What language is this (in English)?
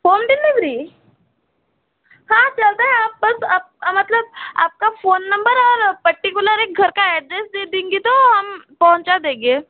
Hindi